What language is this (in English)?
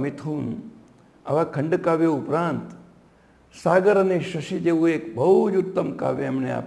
Gujarati